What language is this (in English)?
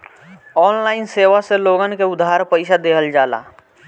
Bhojpuri